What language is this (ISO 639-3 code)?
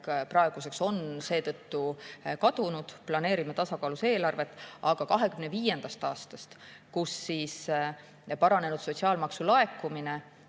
est